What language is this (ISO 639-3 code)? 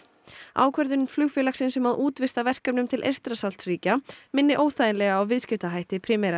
isl